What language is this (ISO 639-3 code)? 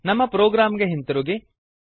kan